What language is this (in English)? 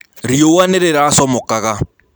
Kikuyu